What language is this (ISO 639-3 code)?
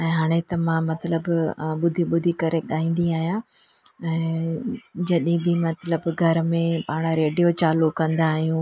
snd